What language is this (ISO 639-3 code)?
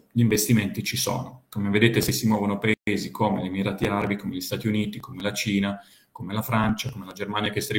ita